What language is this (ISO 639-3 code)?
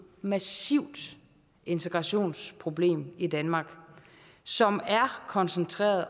dan